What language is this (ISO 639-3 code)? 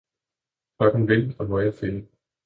dan